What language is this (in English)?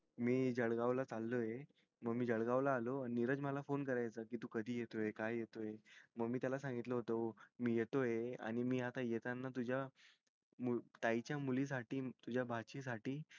Marathi